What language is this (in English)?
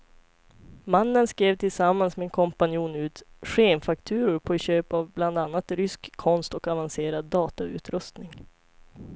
Swedish